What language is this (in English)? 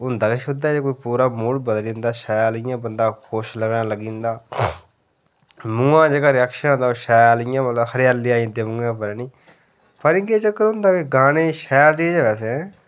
Dogri